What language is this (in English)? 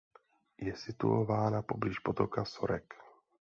Czech